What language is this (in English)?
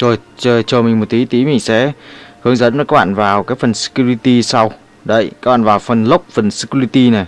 Vietnamese